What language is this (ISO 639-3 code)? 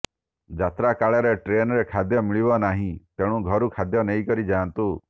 ori